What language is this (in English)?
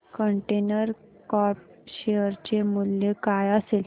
Marathi